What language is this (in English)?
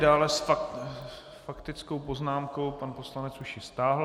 Czech